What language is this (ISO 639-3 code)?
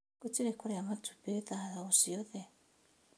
kik